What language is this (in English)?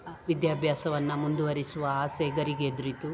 Kannada